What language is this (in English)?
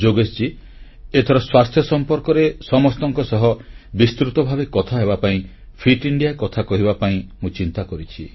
Odia